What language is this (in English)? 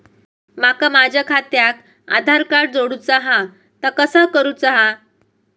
Marathi